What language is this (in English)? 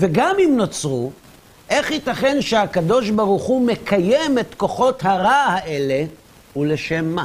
Hebrew